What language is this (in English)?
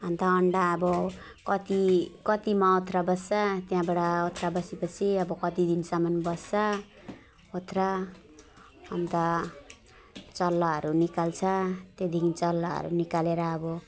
Nepali